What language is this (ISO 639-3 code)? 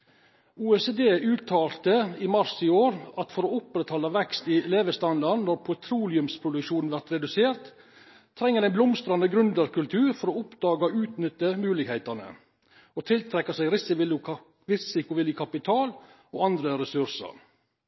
nno